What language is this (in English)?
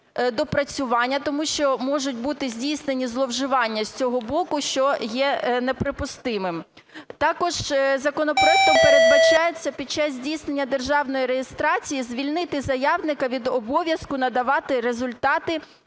Ukrainian